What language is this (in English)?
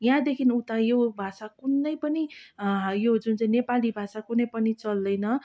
Nepali